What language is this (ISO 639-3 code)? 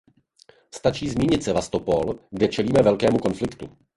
ces